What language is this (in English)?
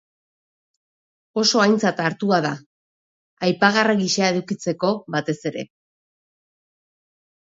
Basque